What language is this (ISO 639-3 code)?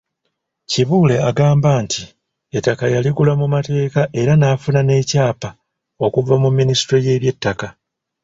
lug